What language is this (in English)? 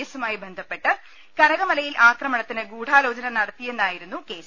Malayalam